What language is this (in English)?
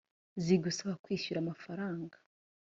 Kinyarwanda